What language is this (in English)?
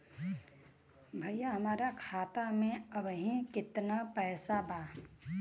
Bhojpuri